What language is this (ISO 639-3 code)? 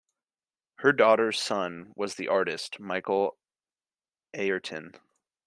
eng